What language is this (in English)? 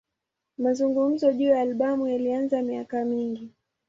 Swahili